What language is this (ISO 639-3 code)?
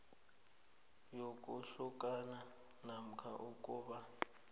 nbl